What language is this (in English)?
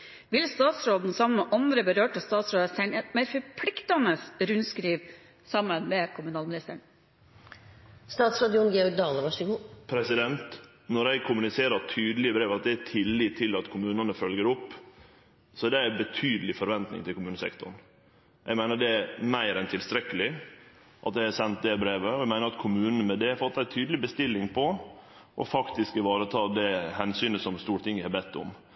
Norwegian